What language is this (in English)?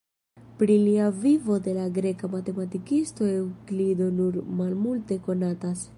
Esperanto